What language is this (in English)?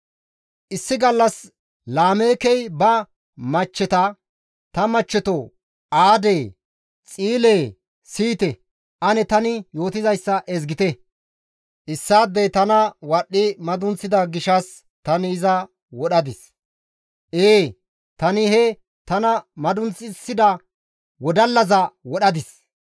Gamo